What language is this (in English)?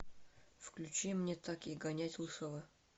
Russian